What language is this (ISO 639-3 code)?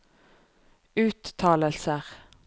nor